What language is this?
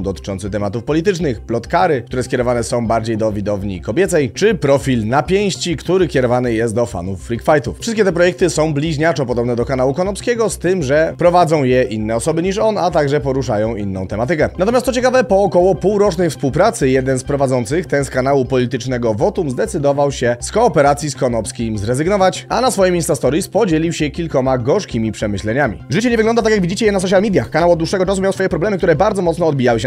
Polish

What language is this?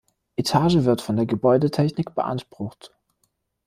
German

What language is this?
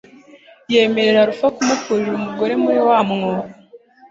Kinyarwanda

